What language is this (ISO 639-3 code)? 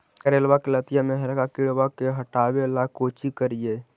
mag